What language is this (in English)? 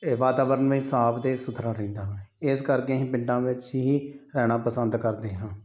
Punjabi